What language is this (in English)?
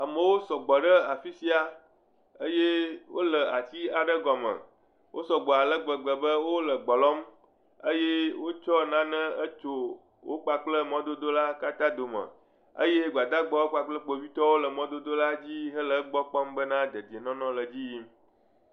Ewe